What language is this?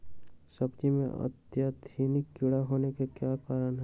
Magahi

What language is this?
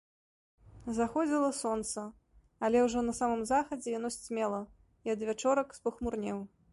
Belarusian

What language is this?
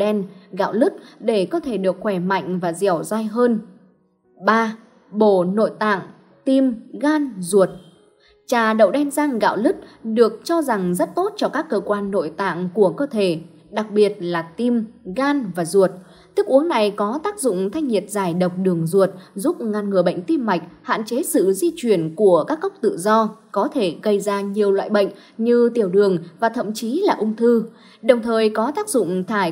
Vietnamese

